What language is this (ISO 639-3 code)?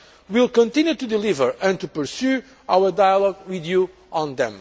eng